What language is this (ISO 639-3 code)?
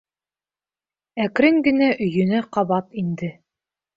bak